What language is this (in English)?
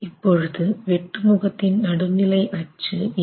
Tamil